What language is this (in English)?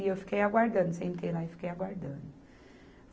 Portuguese